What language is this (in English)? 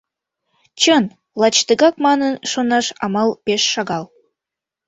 Mari